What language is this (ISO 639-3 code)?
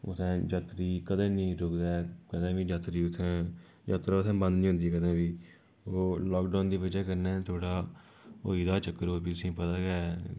doi